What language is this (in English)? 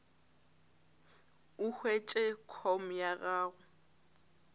Northern Sotho